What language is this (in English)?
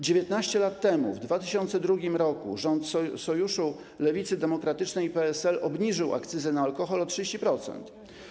Polish